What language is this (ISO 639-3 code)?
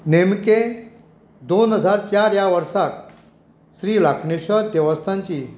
kok